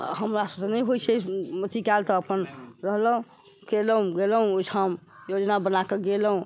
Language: Maithili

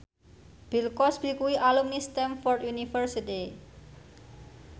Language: Javanese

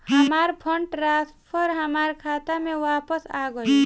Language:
Bhojpuri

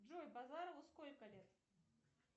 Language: Russian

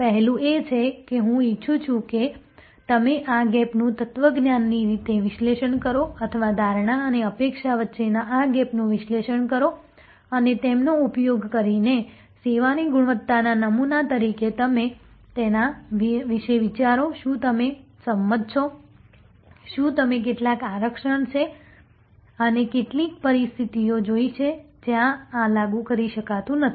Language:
Gujarati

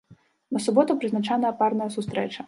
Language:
Belarusian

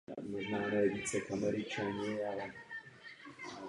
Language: Czech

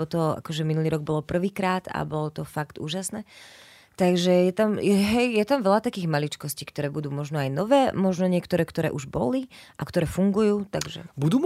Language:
Slovak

